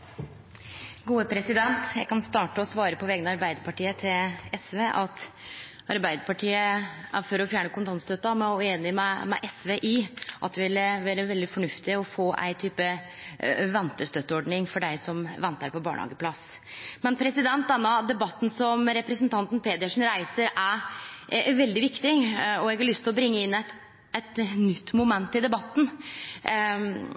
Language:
Norwegian Nynorsk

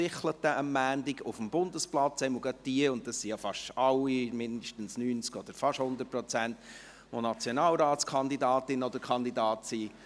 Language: Swiss German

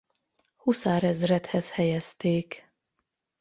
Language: Hungarian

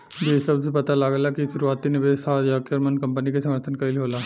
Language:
Bhojpuri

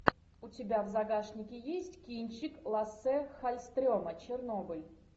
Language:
Russian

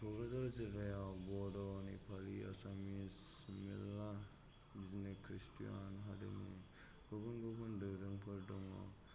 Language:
Bodo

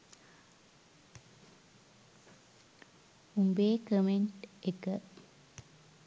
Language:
Sinhala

